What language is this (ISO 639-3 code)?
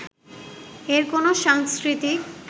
ben